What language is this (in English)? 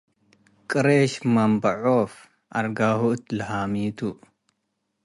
Tigre